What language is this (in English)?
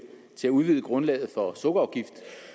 Danish